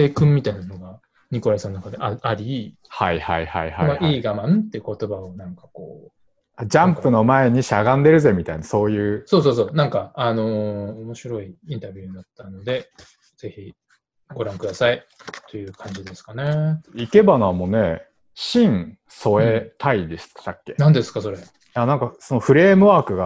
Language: Japanese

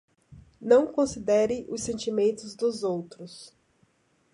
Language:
Portuguese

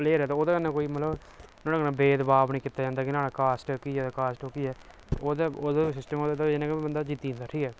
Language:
Dogri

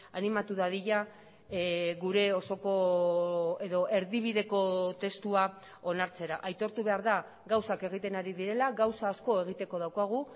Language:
Basque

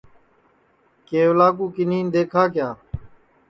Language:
Sansi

